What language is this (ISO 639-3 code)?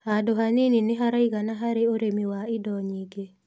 kik